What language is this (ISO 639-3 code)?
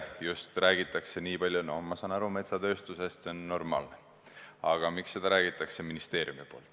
est